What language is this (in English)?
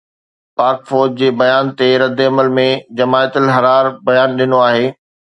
Sindhi